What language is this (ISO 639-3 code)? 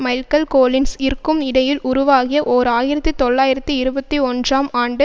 tam